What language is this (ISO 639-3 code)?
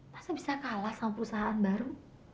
ind